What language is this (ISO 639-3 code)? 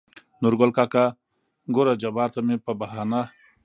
pus